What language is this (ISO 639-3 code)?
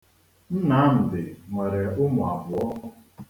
ibo